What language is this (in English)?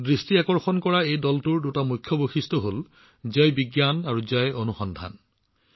Assamese